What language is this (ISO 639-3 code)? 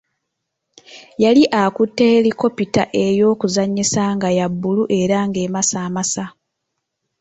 lug